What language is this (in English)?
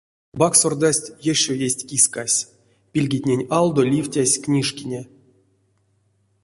Erzya